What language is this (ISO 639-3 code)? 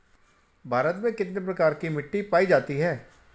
hin